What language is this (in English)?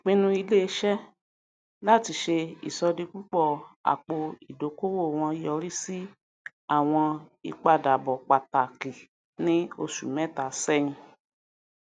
Yoruba